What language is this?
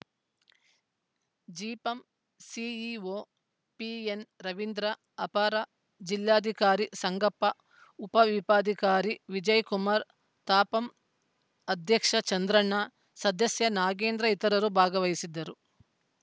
Kannada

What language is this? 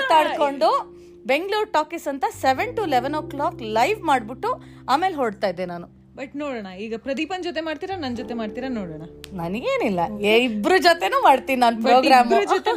Kannada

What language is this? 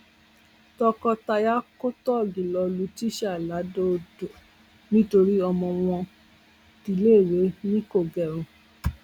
Yoruba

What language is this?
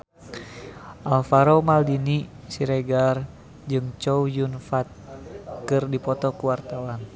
Sundanese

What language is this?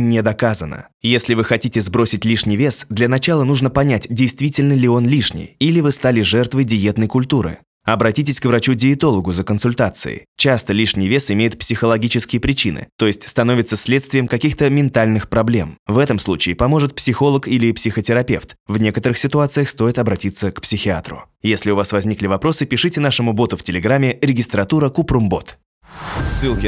Russian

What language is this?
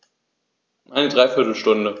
German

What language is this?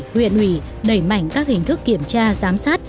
Vietnamese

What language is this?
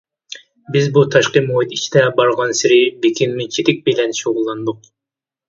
Uyghur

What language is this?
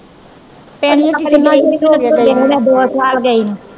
Punjabi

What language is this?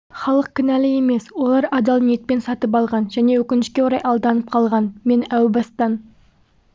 Kazakh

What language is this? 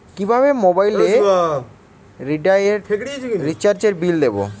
Bangla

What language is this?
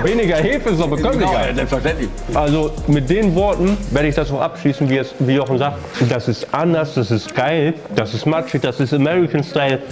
German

